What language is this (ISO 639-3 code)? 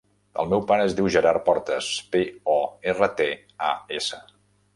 cat